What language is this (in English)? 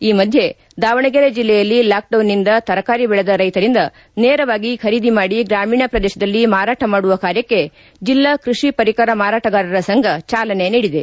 Kannada